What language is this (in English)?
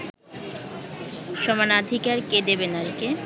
Bangla